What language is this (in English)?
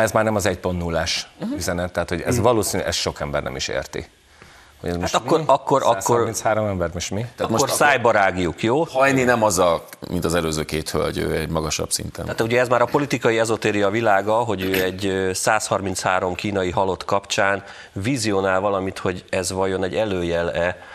Hungarian